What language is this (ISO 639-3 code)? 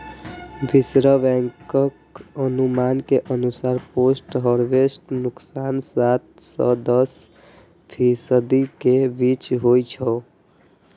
mai